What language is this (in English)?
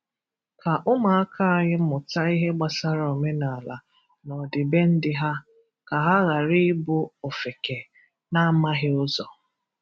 Igbo